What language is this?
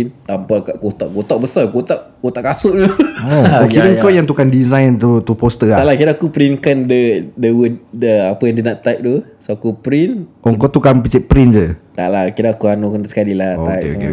Malay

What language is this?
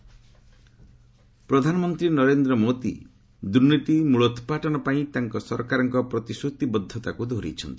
Odia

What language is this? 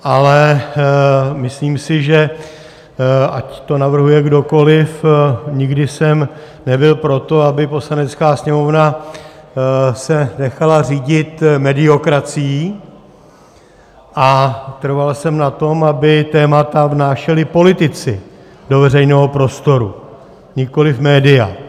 Czech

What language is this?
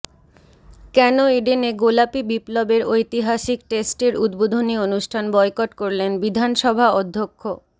Bangla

